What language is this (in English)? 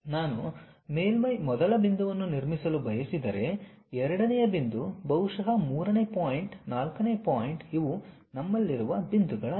Kannada